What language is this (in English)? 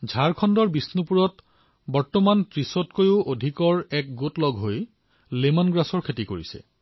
Assamese